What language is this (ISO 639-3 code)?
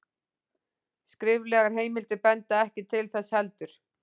isl